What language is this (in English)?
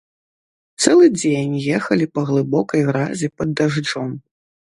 Belarusian